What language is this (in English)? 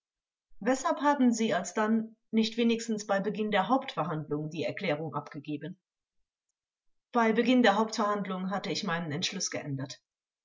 German